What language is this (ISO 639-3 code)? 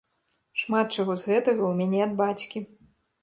bel